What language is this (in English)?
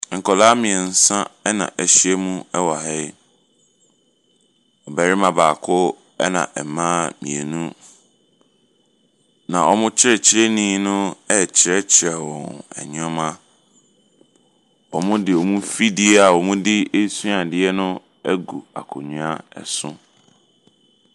Akan